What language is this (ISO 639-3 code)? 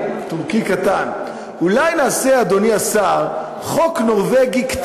heb